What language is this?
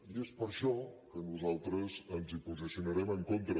Catalan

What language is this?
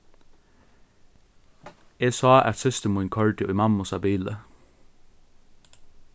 Faroese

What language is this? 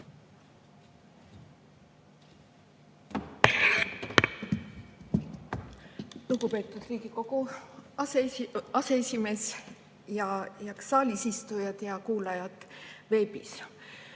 Estonian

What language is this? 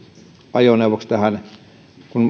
Finnish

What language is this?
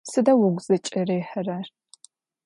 Adyghe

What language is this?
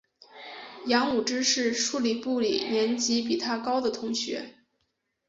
Chinese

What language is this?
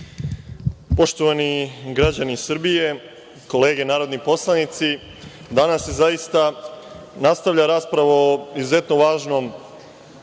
Serbian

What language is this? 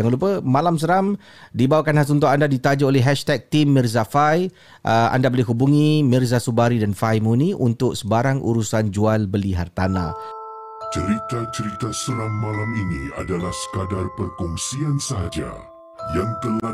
Malay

